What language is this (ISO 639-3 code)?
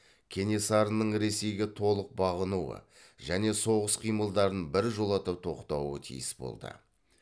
kaz